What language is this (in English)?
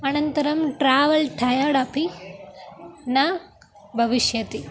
Sanskrit